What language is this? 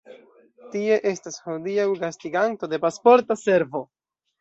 Esperanto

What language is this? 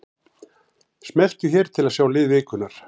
Icelandic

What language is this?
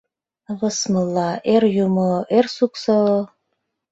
Mari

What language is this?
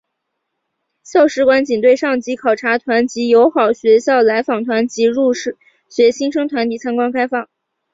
Chinese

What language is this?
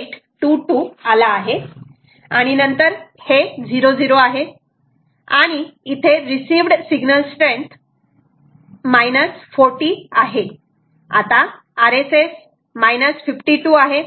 Marathi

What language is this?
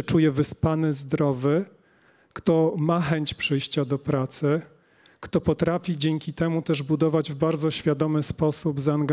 Polish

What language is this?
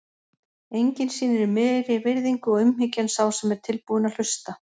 Icelandic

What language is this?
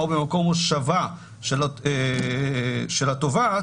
Hebrew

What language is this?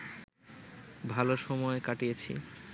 Bangla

